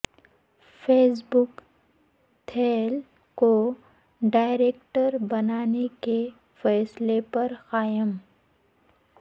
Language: Urdu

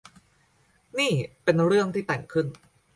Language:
Thai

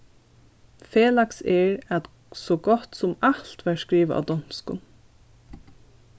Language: Faroese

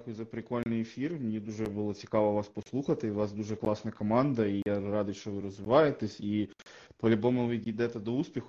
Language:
Ukrainian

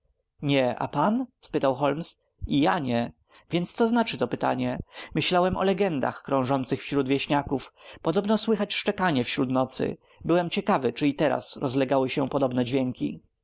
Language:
Polish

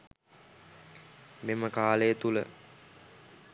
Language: Sinhala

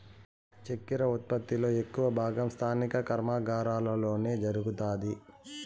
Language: Telugu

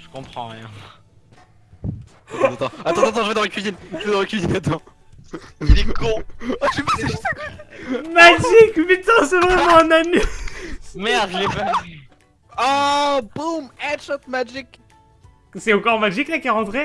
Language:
French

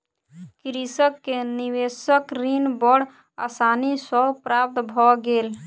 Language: Maithili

